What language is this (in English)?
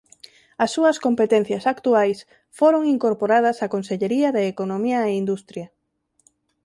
Galician